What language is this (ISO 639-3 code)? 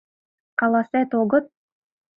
chm